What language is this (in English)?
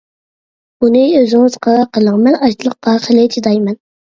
Uyghur